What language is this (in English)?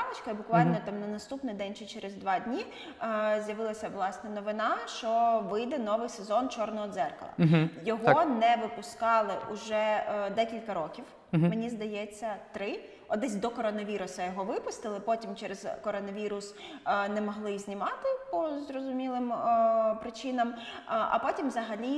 Ukrainian